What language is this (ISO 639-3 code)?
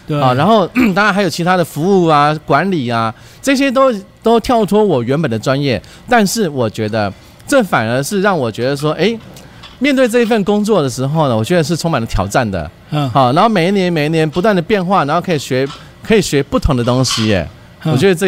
zho